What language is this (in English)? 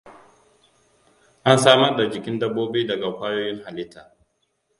Hausa